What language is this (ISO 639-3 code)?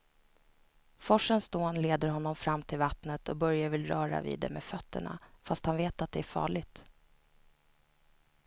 swe